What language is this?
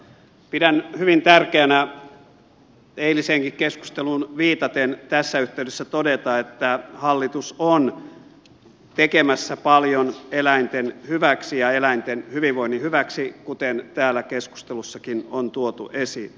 Finnish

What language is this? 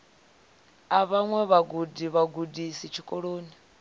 Venda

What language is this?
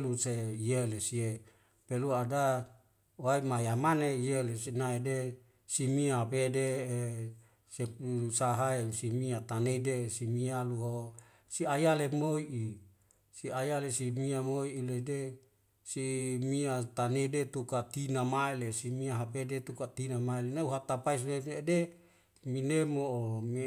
Wemale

